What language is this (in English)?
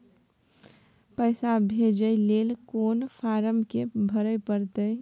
Maithili